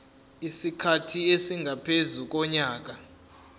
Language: Zulu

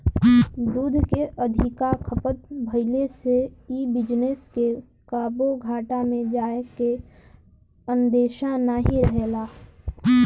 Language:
Bhojpuri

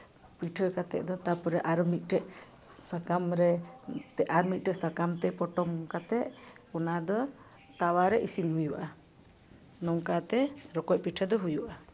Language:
Santali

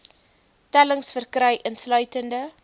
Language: Afrikaans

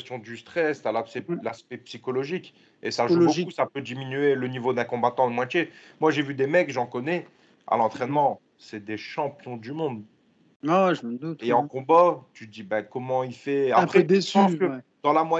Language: French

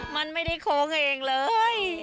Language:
Thai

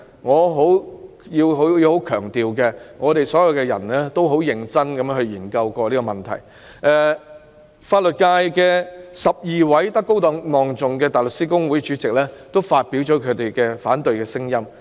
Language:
Cantonese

